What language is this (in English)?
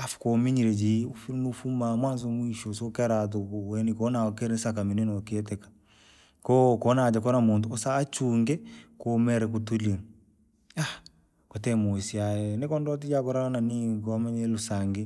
Langi